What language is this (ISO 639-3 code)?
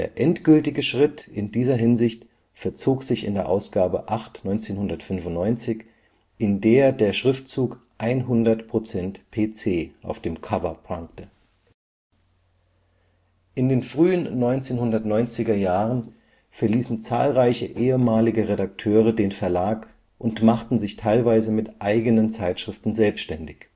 deu